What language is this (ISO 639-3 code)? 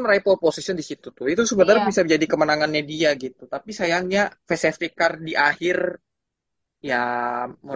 ind